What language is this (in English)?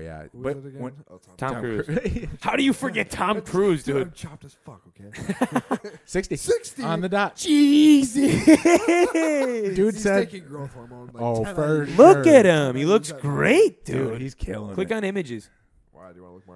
English